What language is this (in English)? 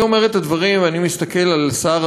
Hebrew